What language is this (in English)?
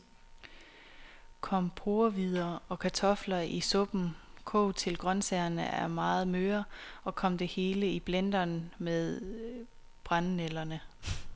Danish